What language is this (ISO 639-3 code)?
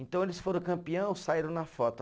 por